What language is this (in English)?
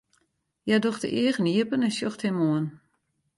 Western Frisian